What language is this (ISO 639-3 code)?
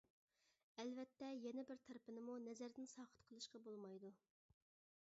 uig